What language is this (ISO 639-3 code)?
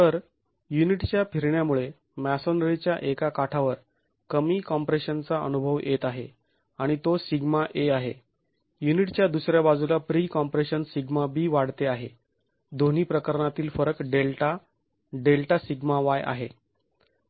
mar